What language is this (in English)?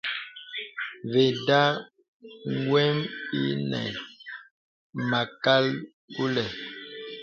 Bebele